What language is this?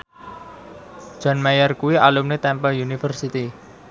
Javanese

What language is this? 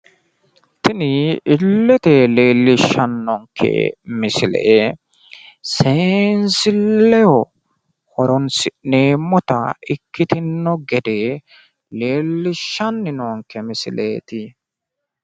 Sidamo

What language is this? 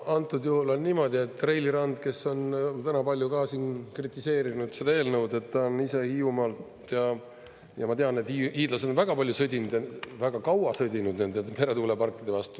Estonian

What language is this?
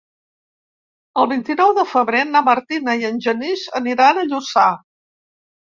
Catalan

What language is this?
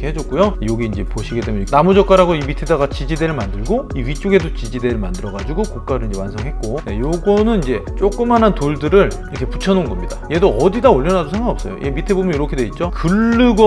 Korean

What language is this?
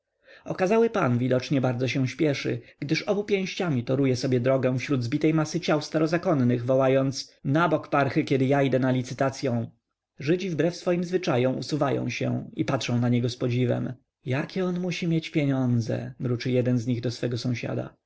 Polish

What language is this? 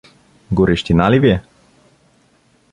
Bulgarian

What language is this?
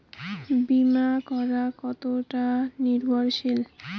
Bangla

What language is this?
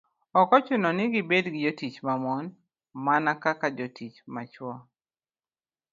Luo (Kenya and Tanzania)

